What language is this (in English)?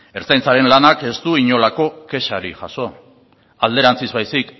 Basque